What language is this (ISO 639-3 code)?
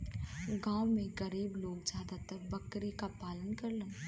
bho